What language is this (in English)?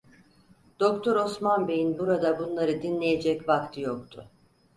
Turkish